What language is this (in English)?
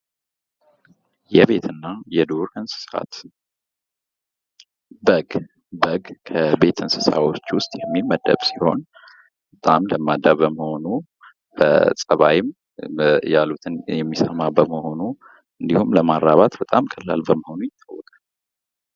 Amharic